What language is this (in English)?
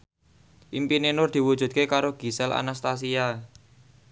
Javanese